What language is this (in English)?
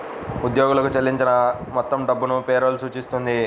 Telugu